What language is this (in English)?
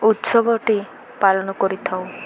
Odia